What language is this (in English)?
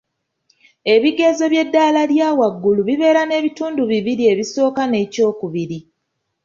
Ganda